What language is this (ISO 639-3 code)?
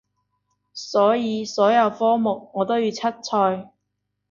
yue